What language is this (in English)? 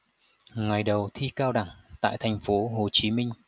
Vietnamese